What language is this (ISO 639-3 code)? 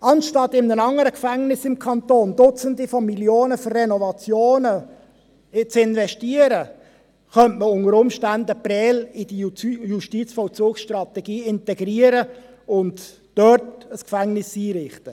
gsw